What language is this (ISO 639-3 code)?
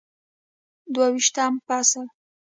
pus